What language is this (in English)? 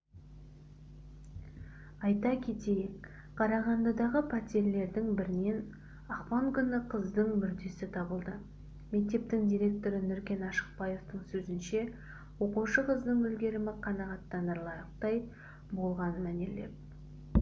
Kazakh